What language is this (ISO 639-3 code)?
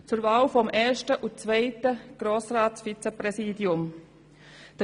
gsw